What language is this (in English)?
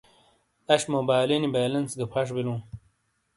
Shina